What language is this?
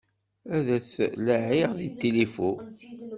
Kabyle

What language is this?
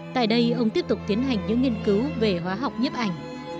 Vietnamese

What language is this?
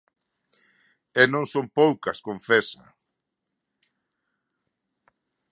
Galician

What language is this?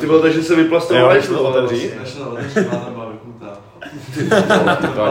Czech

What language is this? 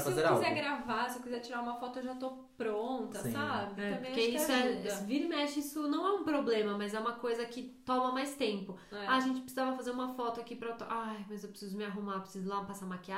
Portuguese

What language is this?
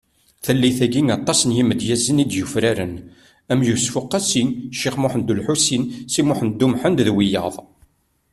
Kabyle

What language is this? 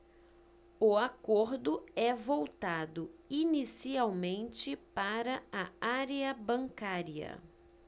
Portuguese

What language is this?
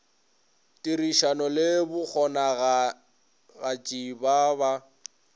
Northern Sotho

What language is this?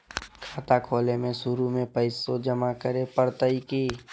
Magahi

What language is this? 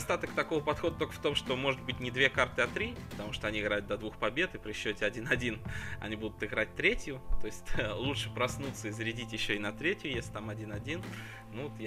Russian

